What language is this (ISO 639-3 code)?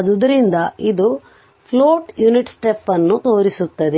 kan